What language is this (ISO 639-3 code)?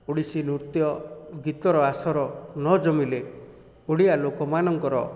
ori